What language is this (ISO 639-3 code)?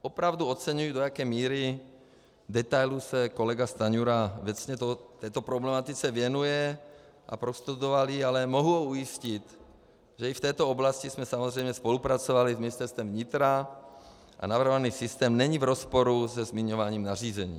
ces